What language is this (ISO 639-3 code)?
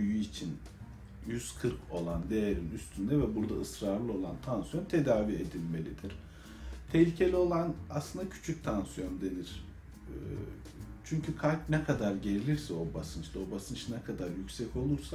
tur